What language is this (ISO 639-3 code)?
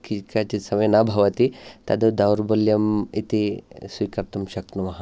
san